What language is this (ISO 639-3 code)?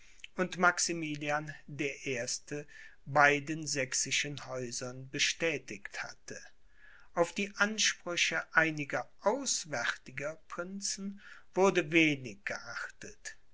deu